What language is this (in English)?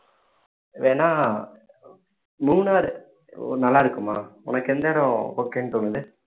Tamil